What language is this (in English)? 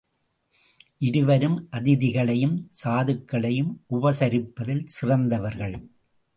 Tamil